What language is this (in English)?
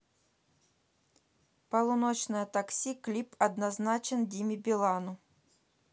Russian